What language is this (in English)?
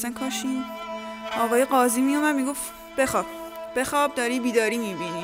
Persian